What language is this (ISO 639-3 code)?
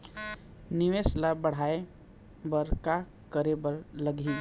hne